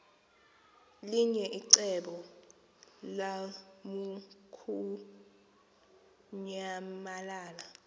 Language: Xhosa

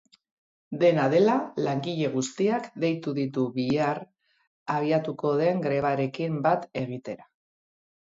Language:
Basque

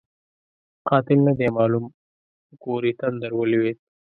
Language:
Pashto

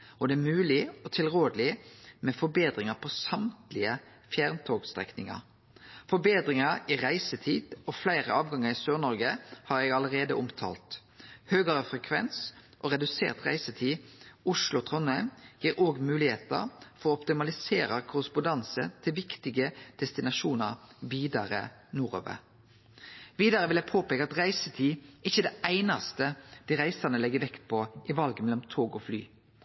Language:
Norwegian Nynorsk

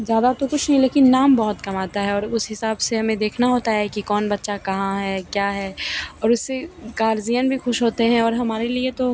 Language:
Hindi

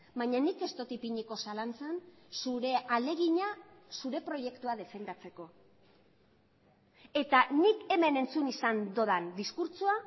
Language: Basque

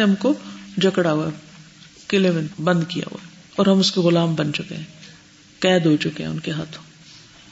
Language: Urdu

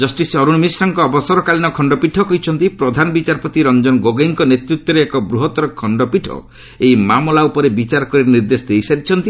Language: Odia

